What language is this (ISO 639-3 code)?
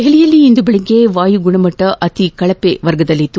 kan